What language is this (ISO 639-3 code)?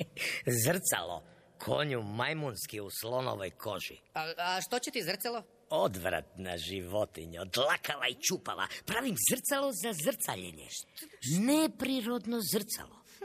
hrv